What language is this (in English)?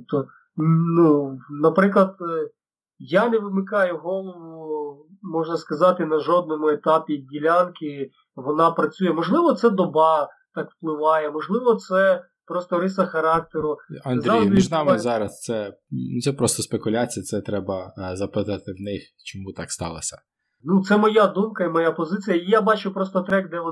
Ukrainian